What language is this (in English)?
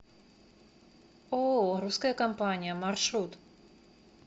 Russian